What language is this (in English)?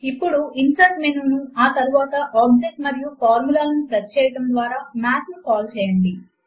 Telugu